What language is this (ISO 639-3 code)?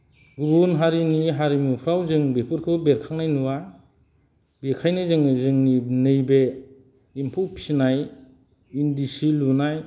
brx